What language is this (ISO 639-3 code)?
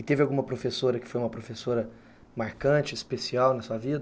por